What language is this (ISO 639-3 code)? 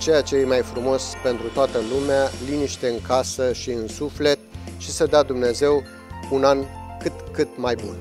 ron